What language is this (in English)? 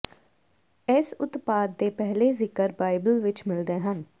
Punjabi